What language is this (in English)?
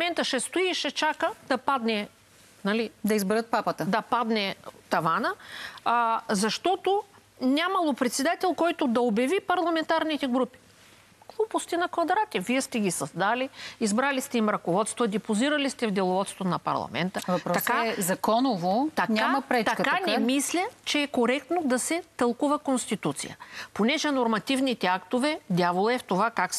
Bulgarian